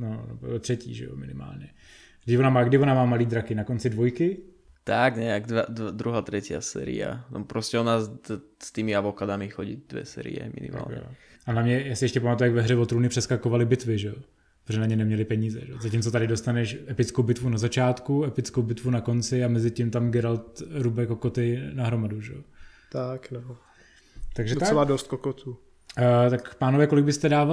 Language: Czech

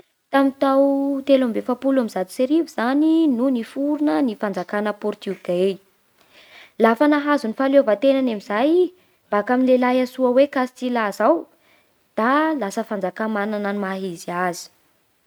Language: Bara Malagasy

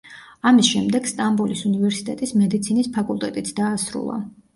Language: Georgian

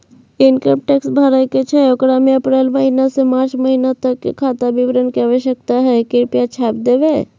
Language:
Maithili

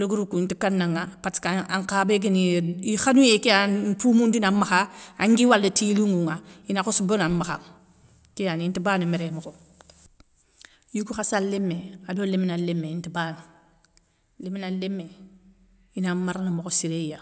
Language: Soninke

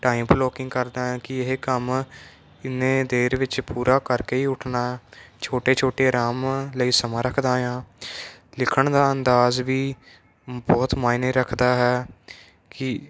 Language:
Punjabi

